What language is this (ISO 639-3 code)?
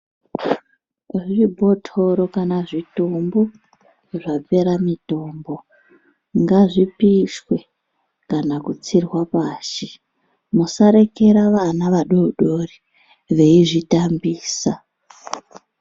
ndc